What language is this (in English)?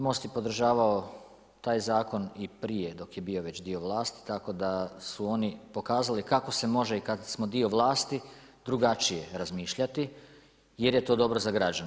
Croatian